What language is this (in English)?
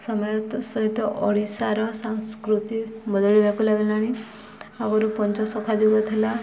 Odia